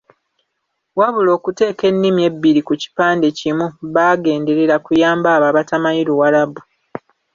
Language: Ganda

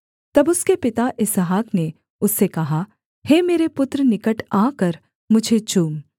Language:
Hindi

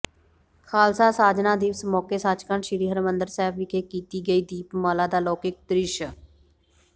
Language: Punjabi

